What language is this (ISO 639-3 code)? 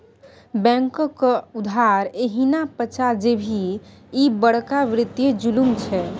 mai